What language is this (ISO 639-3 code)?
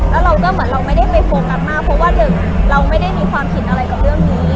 tha